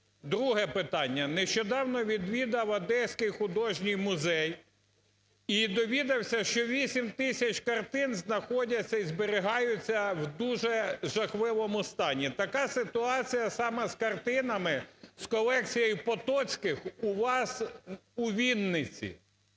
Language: Ukrainian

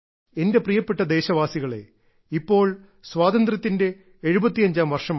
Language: Malayalam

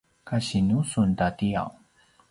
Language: Paiwan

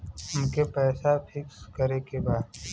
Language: Bhojpuri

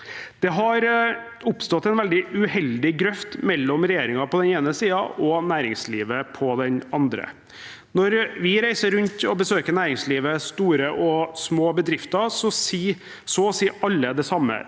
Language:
Norwegian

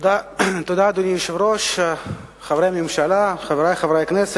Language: Hebrew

